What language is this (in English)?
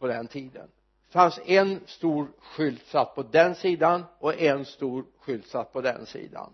Swedish